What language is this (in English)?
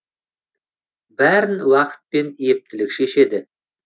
Kazakh